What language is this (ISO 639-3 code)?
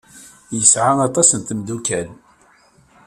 kab